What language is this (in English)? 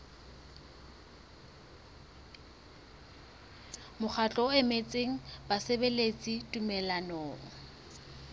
Southern Sotho